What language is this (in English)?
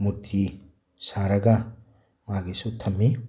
Manipuri